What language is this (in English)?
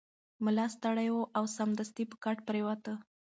Pashto